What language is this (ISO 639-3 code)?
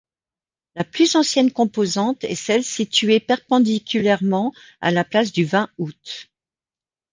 fra